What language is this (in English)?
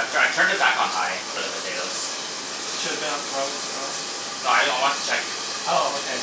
English